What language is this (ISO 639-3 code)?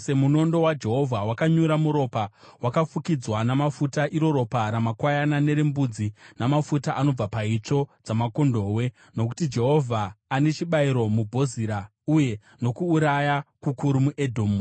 sna